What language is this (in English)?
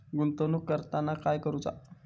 Marathi